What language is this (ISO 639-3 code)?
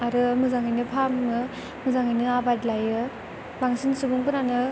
brx